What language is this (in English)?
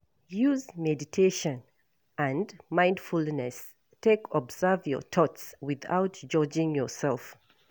Nigerian Pidgin